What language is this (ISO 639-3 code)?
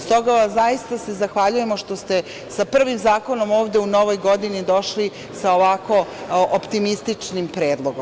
srp